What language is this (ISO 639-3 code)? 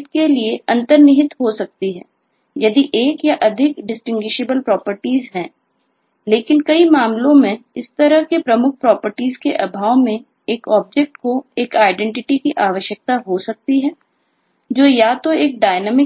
hin